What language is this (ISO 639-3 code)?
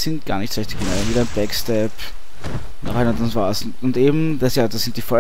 deu